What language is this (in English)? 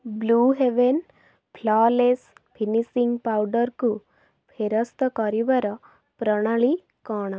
Odia